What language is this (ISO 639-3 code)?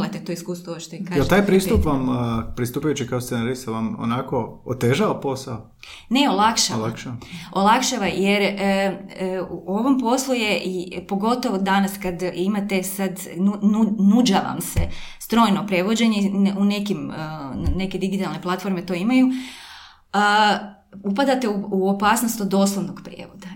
hrv